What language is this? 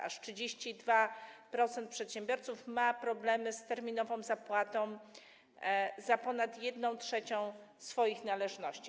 Polish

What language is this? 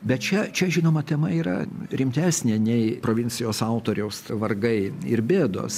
Lithuanian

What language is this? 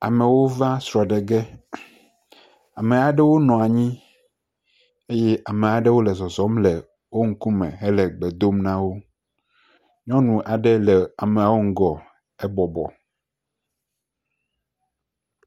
Ewe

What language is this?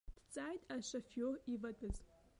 Abkhazian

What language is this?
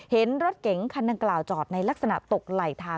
Thai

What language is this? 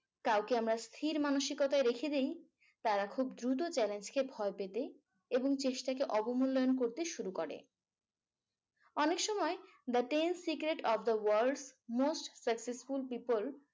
Bangla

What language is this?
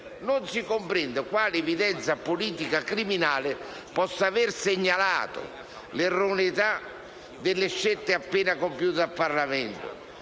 Italian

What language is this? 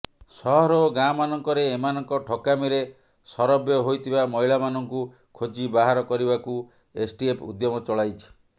Odia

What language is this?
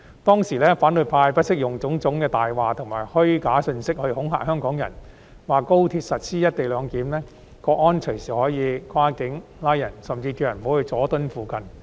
Cantonese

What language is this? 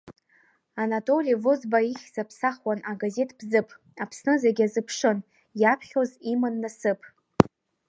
Abkhazian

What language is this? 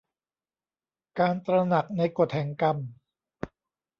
Thai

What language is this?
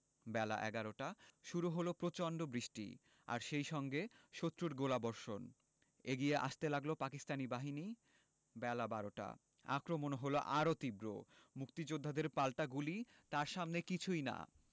Bangla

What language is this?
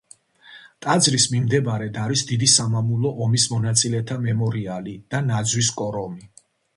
Georgian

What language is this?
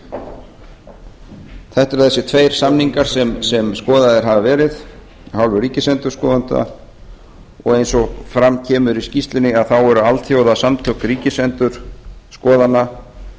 Icelandic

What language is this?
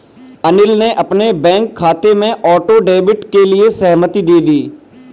Hindi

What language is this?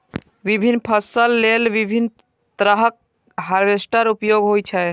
Maithili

